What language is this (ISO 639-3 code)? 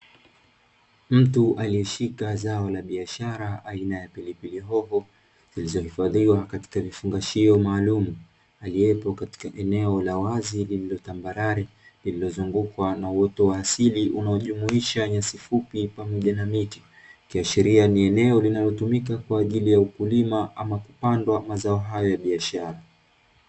swa